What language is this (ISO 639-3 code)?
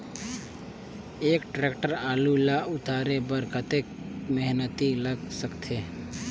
hne